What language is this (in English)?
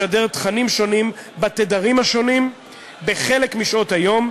Hebrew